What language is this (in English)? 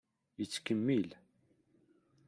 Kabyle